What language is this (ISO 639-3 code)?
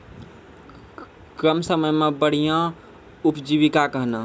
mai